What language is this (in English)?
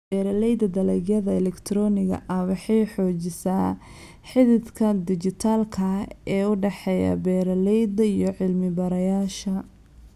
Somali